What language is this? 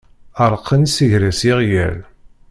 Kabyle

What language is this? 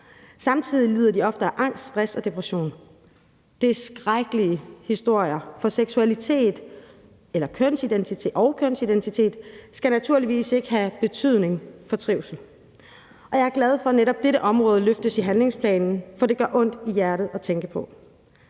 Danish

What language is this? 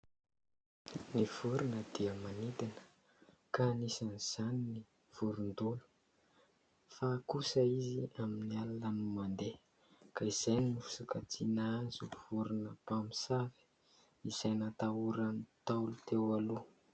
Malagasy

